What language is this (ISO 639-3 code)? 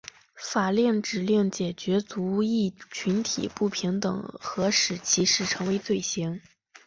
zho